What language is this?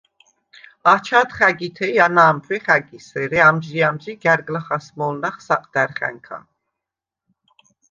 Svan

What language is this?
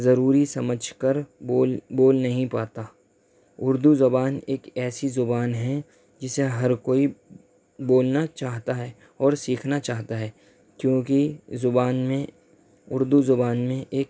Urdu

